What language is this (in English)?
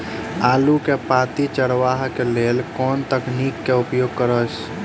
Maithili